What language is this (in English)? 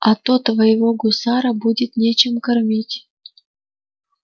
Russian